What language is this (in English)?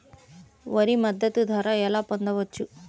Telugu